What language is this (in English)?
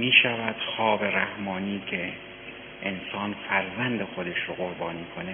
Persian